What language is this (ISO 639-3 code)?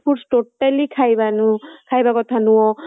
ori